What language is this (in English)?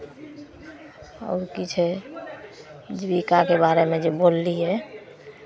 Maithili